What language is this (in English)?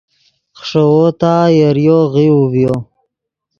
Yidgha